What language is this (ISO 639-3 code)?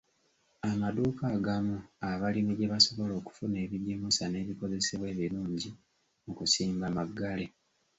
lug